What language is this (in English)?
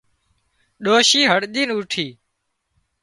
Wadiyara Koli